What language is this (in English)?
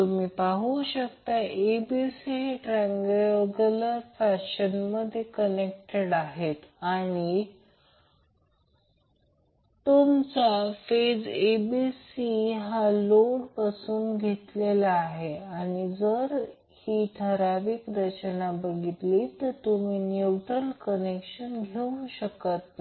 Marathi